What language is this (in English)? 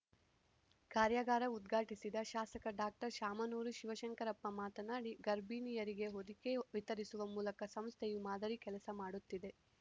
Kannada